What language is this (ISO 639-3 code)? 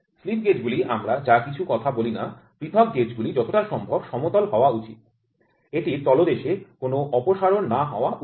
ben